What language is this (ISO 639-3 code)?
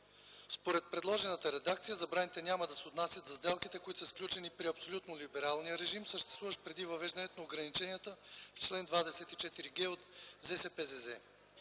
bul